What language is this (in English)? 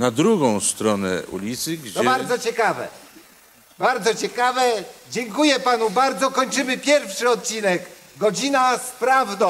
Polish